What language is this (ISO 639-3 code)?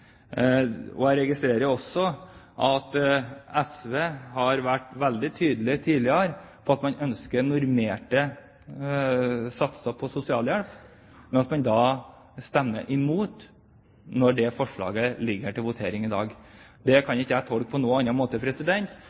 nob